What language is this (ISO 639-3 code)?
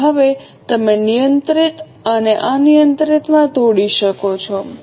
guj